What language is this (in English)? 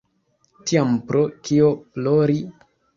Esperanto